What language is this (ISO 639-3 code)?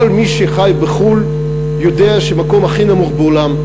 heb